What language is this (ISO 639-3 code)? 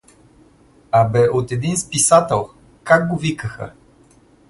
bul